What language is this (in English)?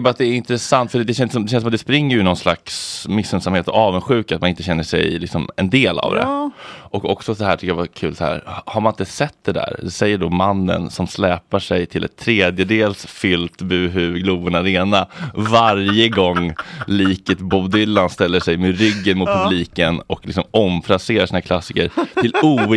Swedish